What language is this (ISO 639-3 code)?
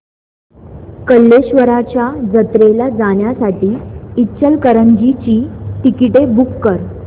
mar